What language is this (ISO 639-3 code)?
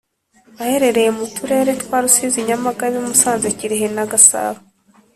kin